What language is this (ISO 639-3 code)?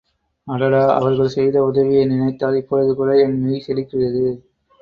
tam